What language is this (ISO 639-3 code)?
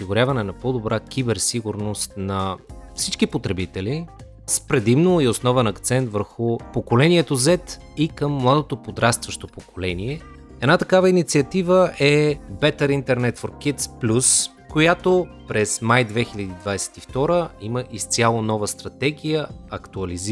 bul